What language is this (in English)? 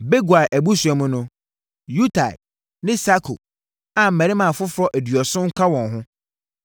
Akan